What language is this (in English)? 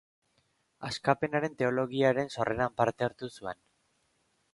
Basque